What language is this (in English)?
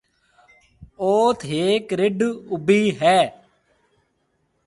Marwari (Pakistan)